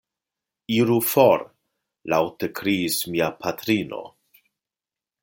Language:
Esperanto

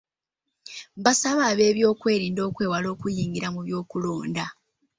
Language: Ganda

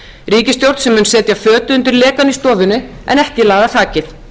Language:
Icelandic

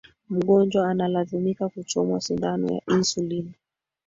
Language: Swahili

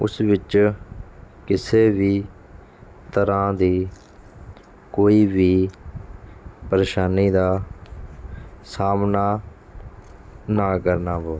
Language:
Punjabi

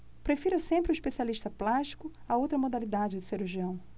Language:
Portuguese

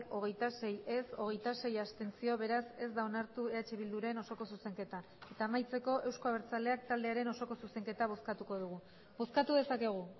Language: Basque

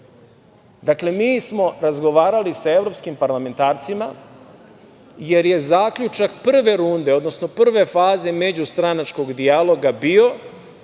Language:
Serbian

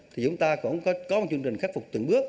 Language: Vietnamese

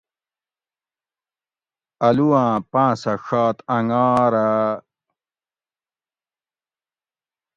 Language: Gawri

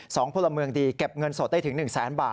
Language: Thai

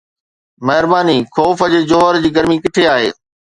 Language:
Sindhi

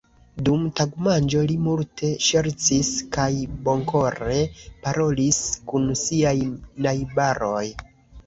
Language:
Esperanto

